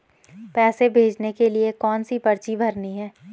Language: Hindi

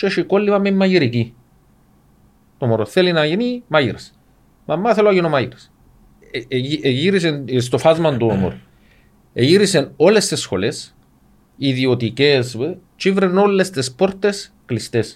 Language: Greek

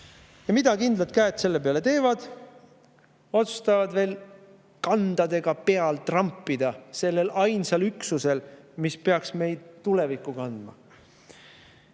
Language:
Estonian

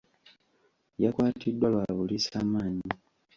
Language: Ganda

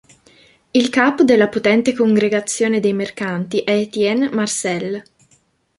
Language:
Italian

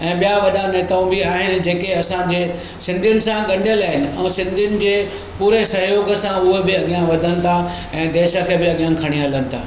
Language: Sindhi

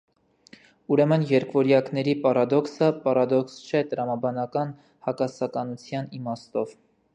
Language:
Armenian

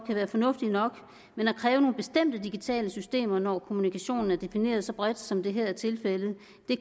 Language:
Danish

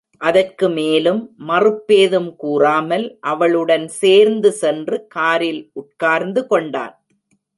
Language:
Tamil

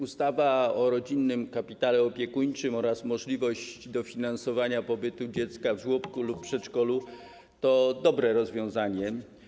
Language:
Polish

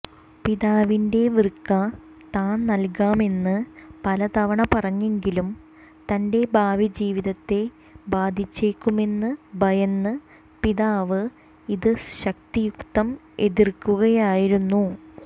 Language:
Malayalam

